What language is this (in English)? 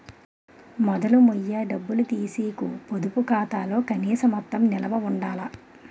Telugu